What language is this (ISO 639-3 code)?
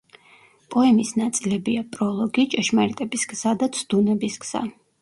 kat